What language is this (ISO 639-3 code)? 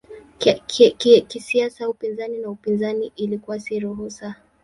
swa